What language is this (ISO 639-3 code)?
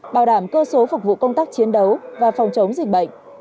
vie